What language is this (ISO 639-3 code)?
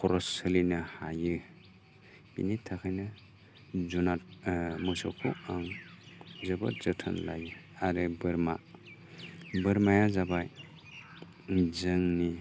brx